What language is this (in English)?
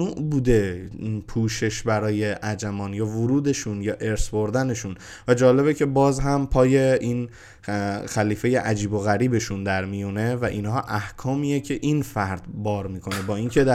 Persian